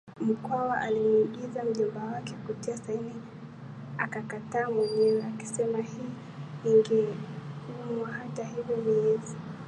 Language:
Swahili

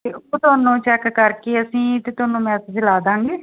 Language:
Punjabi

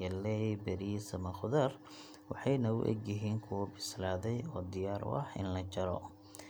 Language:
Somali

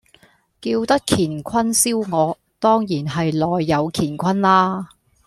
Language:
Cantonese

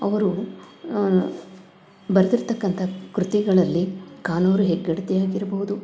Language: Kannada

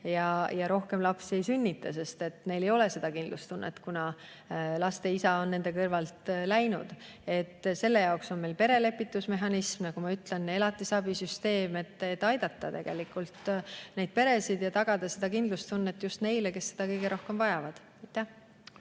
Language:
Estonian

